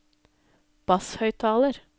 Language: Norwegian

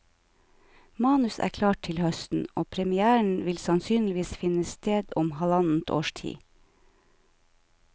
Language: Norwegian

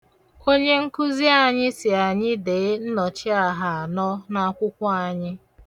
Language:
Igbo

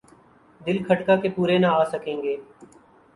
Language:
Urdu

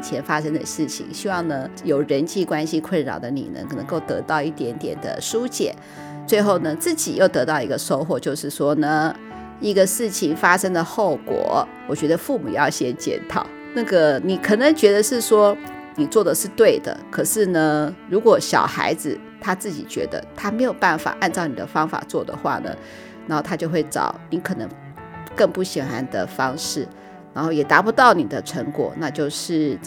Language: Chinese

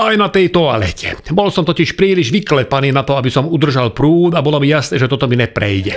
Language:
Slovak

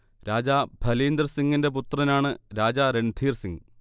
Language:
Malayalam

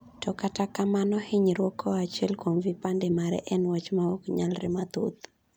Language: Luo (Kenya and Tanzania)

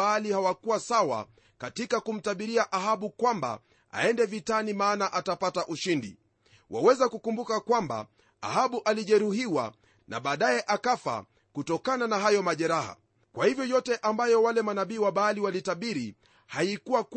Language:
Swahili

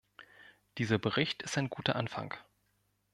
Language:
German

